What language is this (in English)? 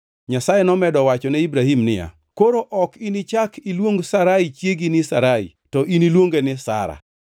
Luo (Kenya and Tanzania)